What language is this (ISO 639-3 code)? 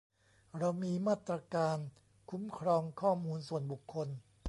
tha